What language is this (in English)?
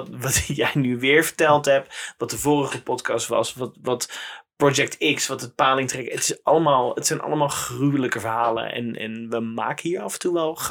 Dutch